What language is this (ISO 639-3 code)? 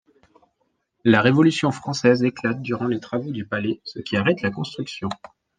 fra